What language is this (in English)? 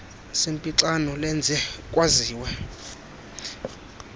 Xhosa